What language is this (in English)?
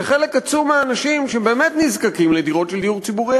Hebrew